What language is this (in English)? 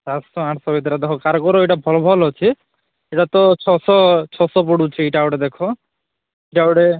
Odia